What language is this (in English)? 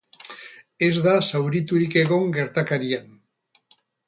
Basque